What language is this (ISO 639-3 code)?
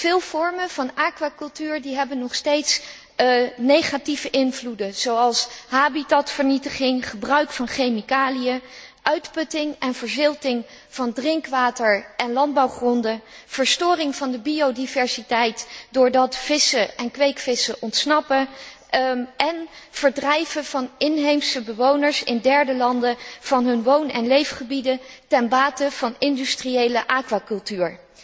nld